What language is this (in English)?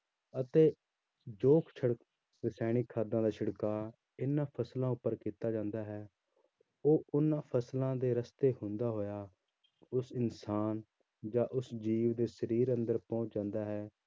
Punjabi